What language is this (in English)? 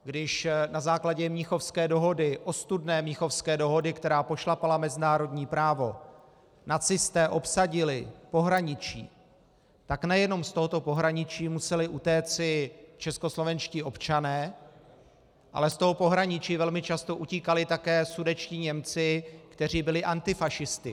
Czech